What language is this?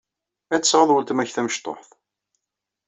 Kabyle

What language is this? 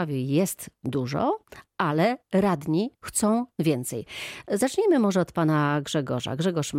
Polish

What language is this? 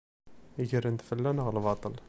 Kabyle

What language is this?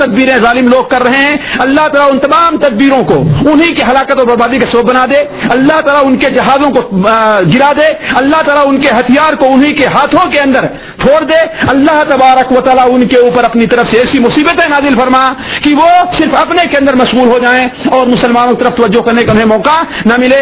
Urdu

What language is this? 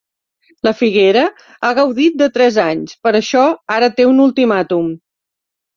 Catalan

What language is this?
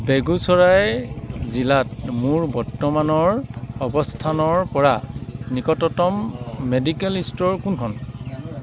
Assamese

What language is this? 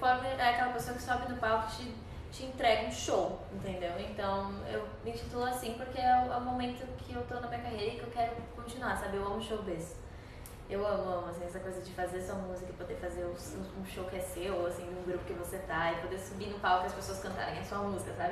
Portuguese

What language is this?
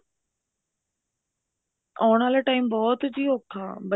Punjabi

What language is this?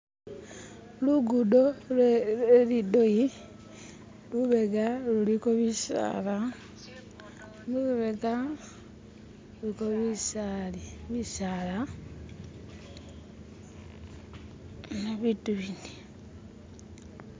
Masaaba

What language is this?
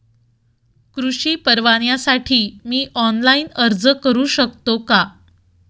Marathi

